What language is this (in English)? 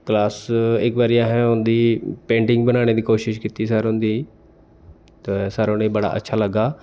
Dogri